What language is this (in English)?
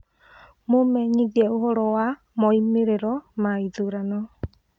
Kikuyu